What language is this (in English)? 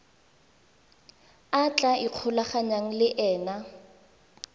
Tswana